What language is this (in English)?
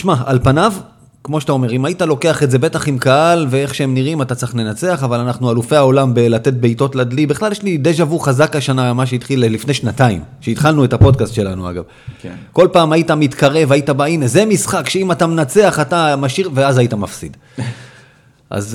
Hebrew